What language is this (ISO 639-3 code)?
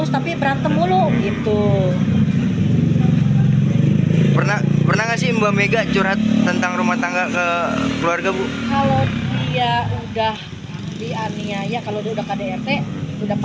ind